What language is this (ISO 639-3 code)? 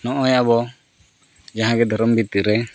sat